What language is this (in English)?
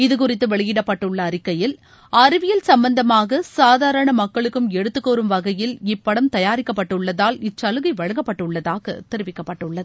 Tamil